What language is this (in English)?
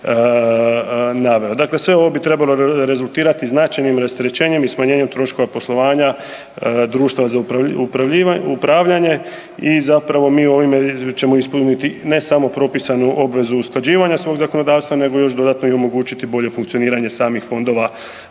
Croatian